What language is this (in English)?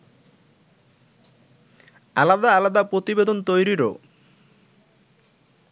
Bangla